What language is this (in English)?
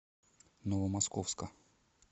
Russian